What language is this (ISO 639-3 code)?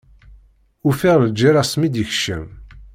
kab